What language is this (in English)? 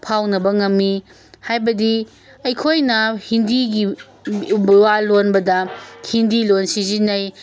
Manipuri